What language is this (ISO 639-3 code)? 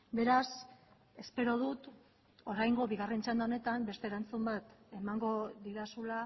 eus